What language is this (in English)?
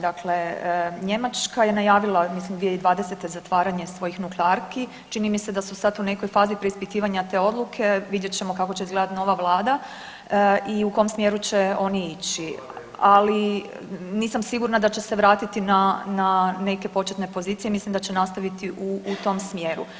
Croatian